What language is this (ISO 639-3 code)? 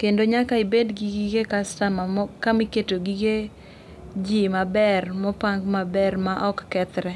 luo